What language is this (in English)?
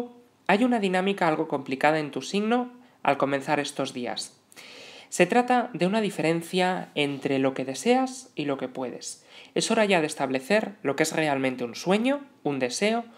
Spanish